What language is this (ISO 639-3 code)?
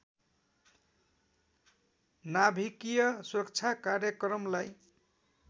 nep